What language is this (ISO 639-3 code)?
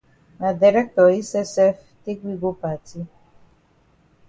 wes